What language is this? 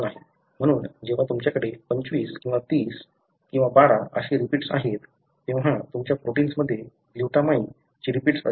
Marathi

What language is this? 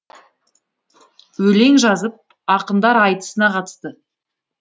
Kazakh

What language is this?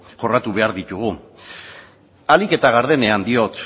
Basque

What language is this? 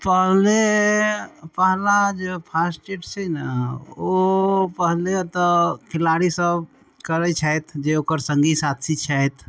Maithili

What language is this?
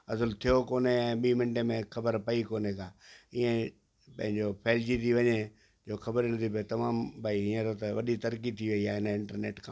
Sindhi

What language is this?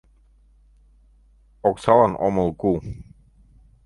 Mari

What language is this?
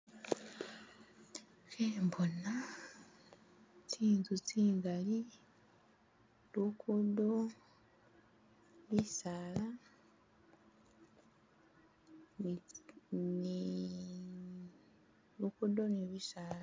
Masaaba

